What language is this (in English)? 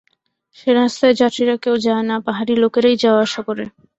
Bangla